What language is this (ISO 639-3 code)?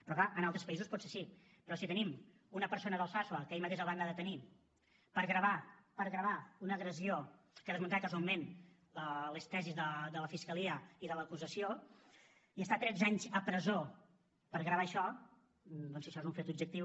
cat